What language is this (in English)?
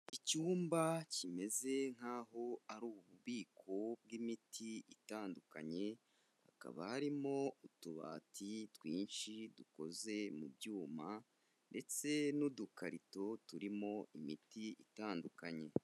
Kinyarwanda